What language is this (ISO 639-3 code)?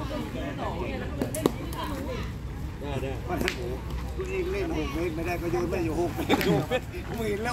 tha